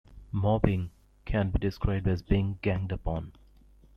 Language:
English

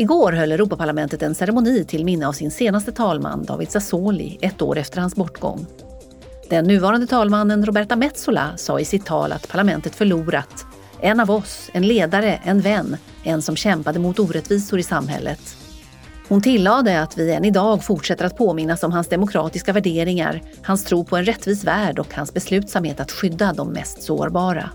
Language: Swedish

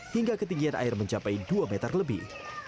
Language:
Indonesian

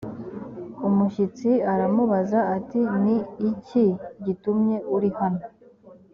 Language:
Kinyarwanda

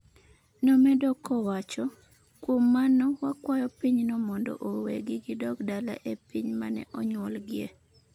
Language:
Luo (Kenya and Tanzania)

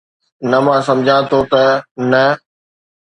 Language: Sindhi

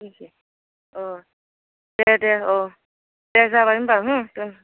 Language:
Bodo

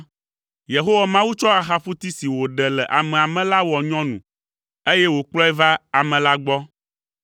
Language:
Ewe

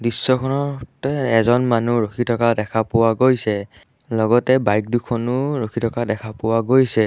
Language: Assamese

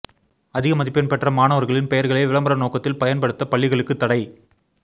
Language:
Tamil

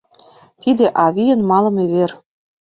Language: Mari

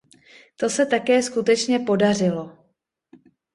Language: Czech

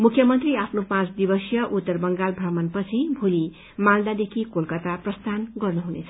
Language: Nepali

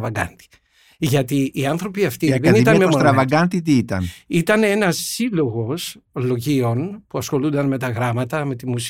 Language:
Greek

